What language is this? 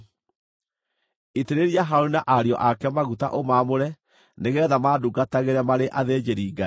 Kikuyu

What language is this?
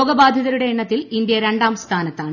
Malayalam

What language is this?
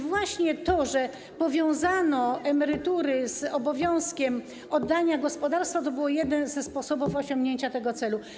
Polish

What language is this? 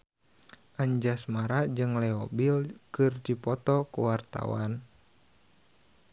Sundanese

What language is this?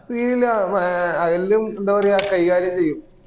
Malayalam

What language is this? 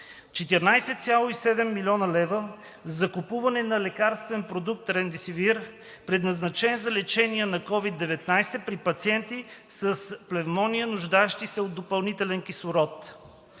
Bulgarian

